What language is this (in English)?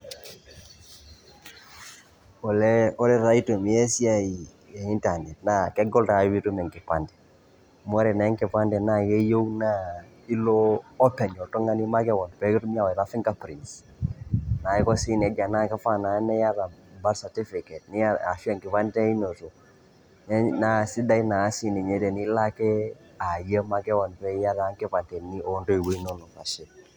Masai